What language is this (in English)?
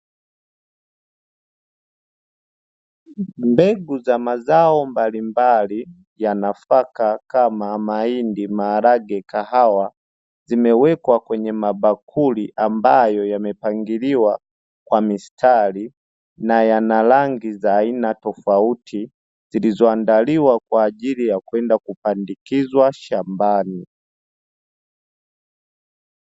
Swahili